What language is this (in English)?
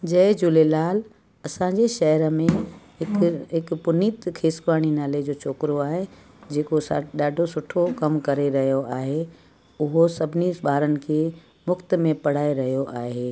Sindhi